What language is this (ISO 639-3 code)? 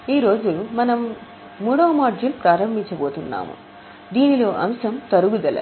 tel